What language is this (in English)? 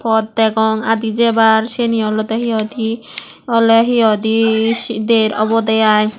Chakma